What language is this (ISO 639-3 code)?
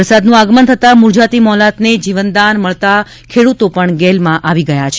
guj